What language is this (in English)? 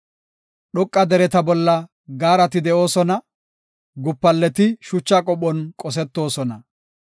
Gofa